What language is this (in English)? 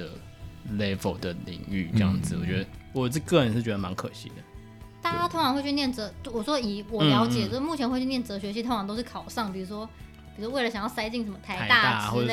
Chinese